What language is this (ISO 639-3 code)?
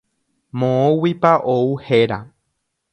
grn